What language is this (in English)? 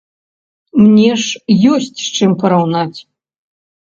Belarusian